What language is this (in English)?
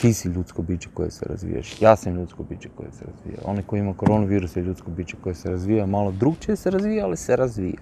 Croatian